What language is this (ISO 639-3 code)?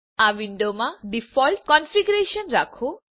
guj